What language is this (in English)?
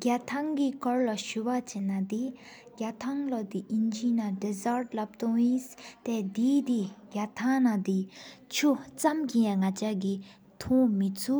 Sikkimese